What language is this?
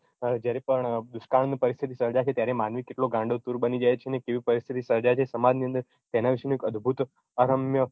Gujarati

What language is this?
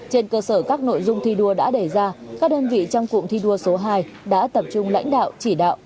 Vietnamese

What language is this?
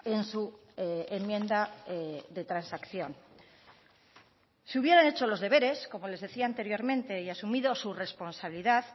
Spanish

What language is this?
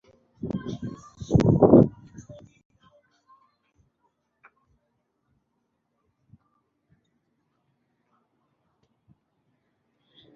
Swahili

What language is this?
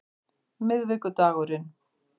Icelandic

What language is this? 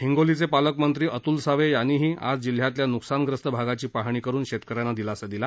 Marathi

